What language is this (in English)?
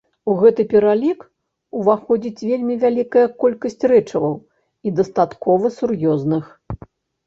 Belarusian